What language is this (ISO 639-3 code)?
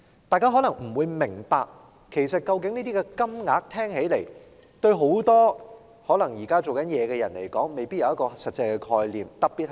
yue